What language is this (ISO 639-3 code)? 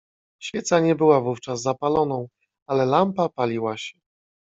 pol